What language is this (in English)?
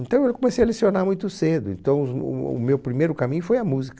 Portuguese